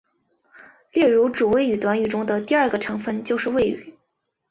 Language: Chinese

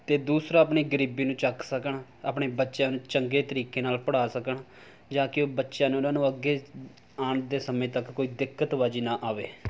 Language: Punjabi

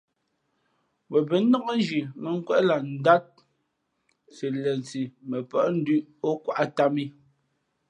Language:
Fe'fe'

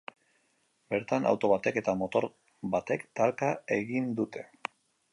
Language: Basque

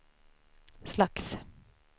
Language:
Swedish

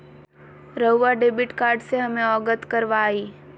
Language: Magahi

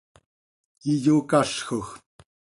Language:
Seri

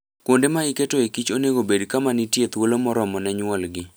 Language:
Luo (Kenya and Tanzania)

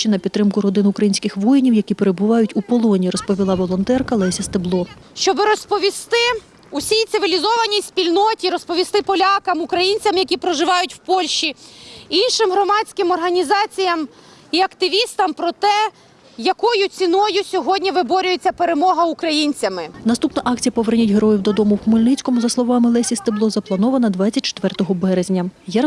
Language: Ukrainian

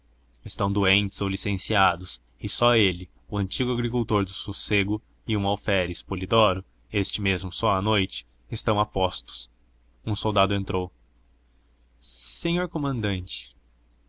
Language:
Portuguese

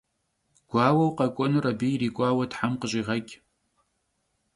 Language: Kabardian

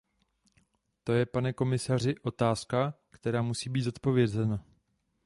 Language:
Czech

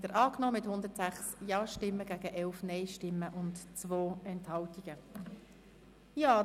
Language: Swiss German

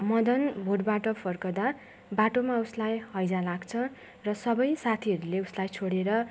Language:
Nepali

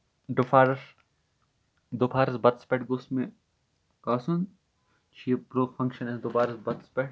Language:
Kashmiri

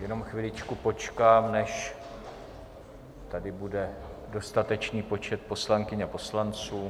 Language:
Czech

